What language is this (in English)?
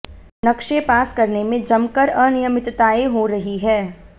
Hindi